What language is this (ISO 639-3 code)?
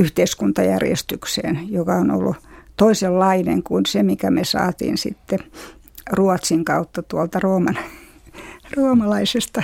fin